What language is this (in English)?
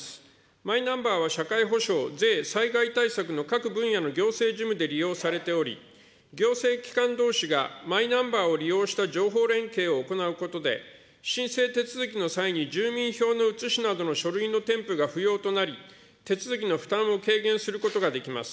Japanese